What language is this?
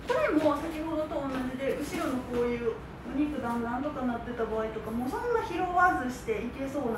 Japanese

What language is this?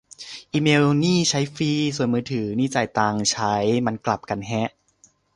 Thai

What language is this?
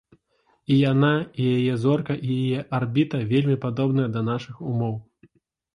Belarusian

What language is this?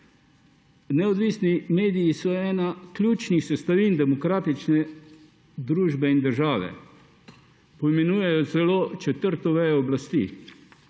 Slovenian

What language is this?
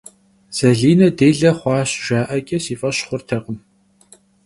Kabardian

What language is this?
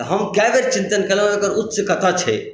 Maithili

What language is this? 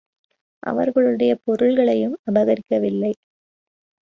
Tamil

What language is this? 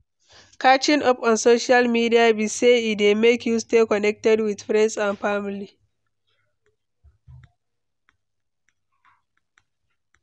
Nigerian Pidgin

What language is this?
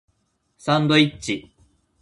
Japanese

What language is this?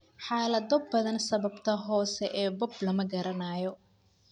Somali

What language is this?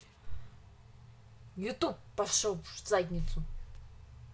Russian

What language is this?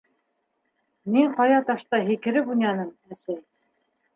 Bashkir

